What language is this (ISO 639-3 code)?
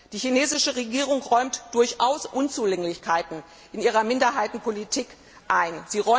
deu